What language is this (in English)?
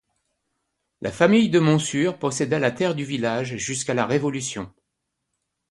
French